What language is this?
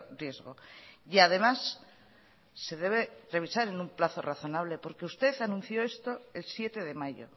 Spanish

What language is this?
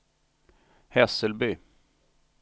Swedish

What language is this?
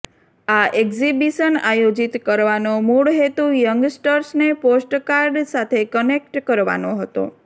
Gujarati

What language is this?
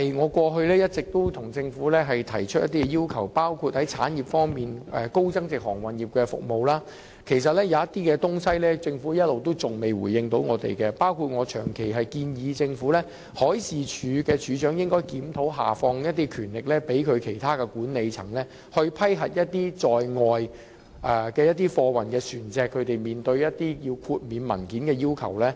Cantonese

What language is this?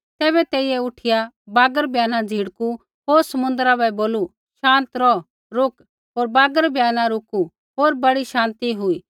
Kullu Pahari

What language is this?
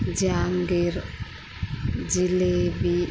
Telugu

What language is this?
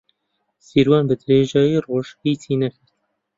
Central Kurdish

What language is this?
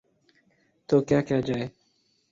Urdu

